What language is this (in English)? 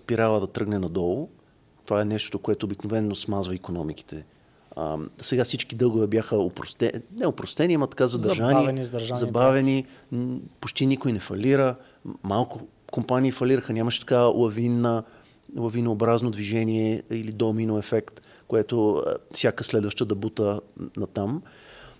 Bulgarian